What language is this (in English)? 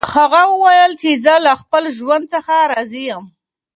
Pashto